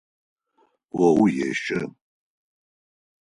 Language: Adyghe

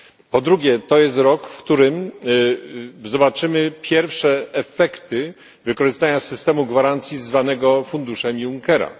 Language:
Polish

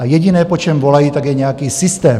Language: Czech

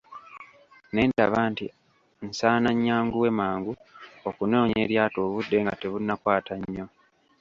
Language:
Ganda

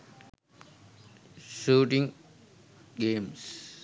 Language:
Sinhala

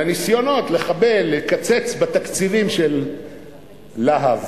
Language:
Hebrew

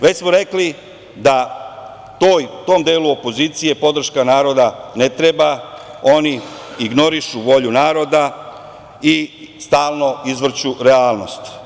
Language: Serbian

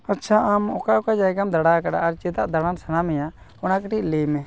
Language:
Santali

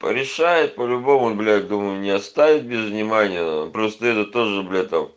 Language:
Russian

